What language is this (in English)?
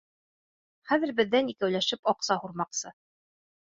Bashkir